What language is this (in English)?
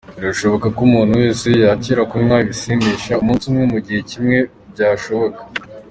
Kinyarwanda